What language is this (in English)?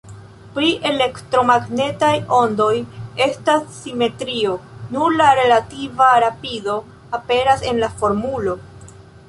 Esperanto